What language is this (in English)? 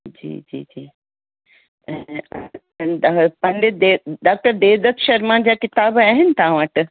Sindhi